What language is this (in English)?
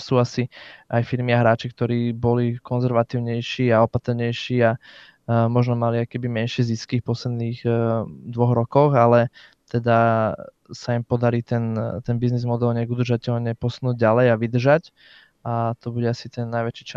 Slovak